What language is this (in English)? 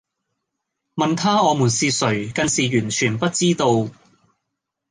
Cantonese